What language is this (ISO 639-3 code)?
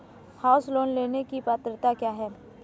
hin